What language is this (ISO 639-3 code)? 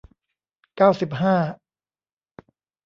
tha